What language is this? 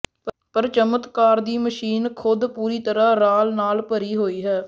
Punjabi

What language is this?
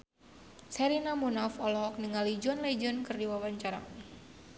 Sundanese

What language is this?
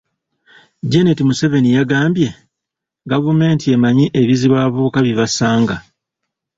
Ganda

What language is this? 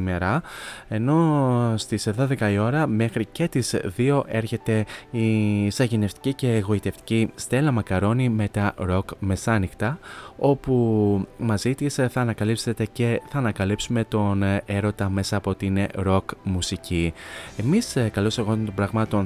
Greek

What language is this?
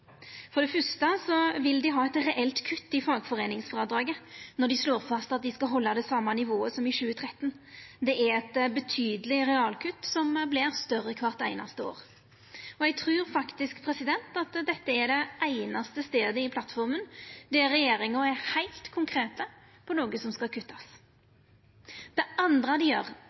Norwegian Nynorsk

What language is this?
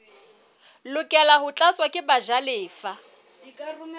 Southern Sotho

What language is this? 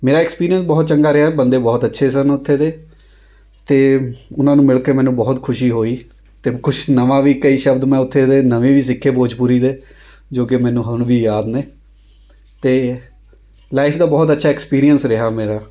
Punjabi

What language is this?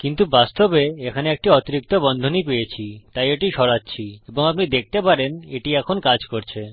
Bangla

